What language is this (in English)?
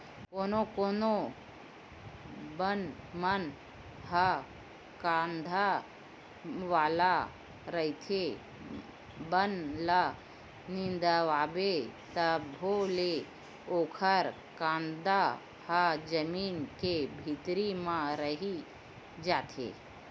Chhattisgarhi